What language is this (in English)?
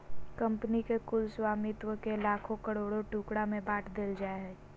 Magahi